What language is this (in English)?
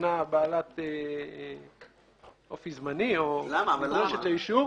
Hebrew